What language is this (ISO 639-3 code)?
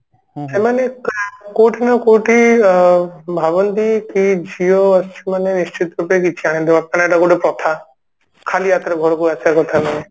ori